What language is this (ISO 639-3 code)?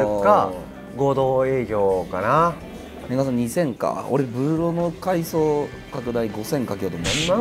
jpn